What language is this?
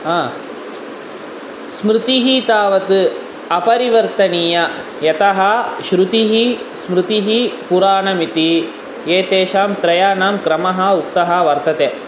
Sanskrit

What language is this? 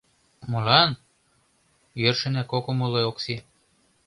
Mari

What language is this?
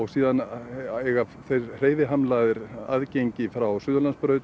Icelandic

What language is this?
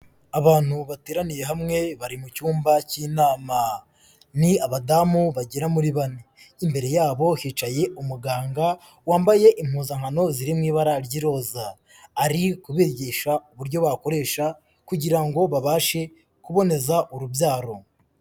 Kinyarwanda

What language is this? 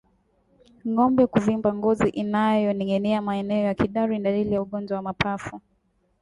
Swahili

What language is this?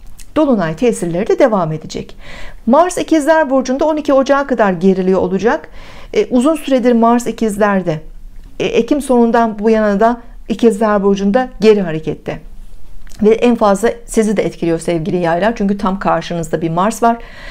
Turkish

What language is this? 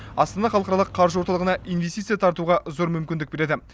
Kazakh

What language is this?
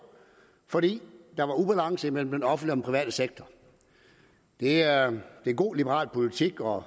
Danish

